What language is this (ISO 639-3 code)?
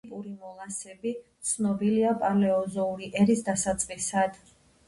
kat